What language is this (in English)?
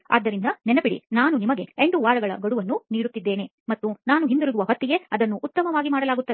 Kannada